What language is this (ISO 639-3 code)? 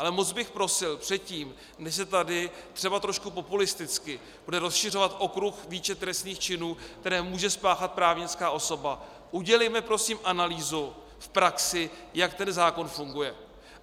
ces